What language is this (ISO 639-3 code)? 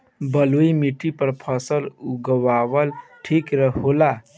bho